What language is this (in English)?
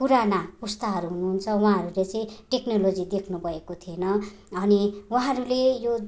Nepali